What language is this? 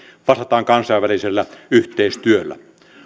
Finnish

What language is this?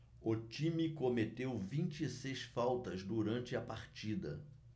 Portuguese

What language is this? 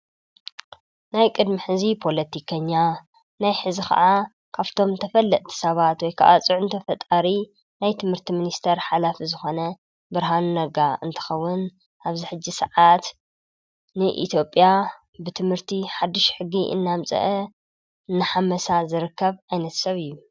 Tigrinya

